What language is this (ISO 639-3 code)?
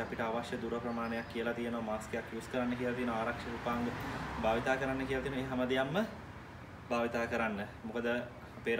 ind